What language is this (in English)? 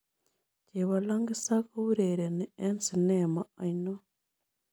Kalenjin